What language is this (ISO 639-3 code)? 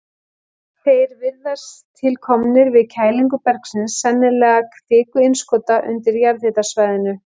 isl